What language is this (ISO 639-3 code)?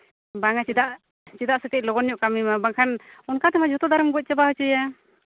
sat